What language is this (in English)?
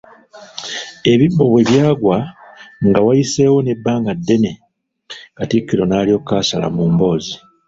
Ganda